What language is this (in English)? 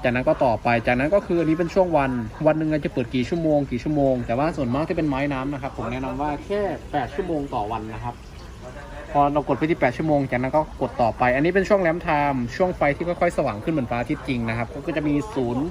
Thai